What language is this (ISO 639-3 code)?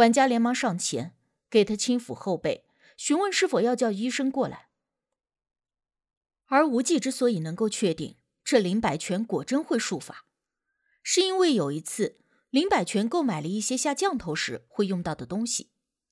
zho